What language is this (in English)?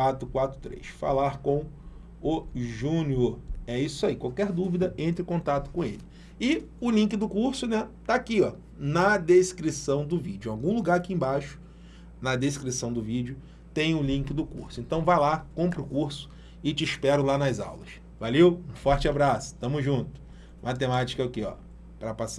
Portuguese